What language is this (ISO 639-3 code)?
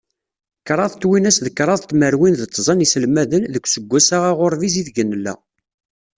kab